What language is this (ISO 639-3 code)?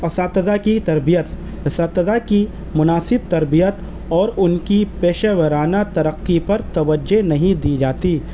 urd